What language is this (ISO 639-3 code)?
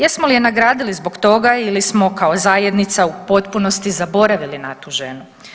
hrv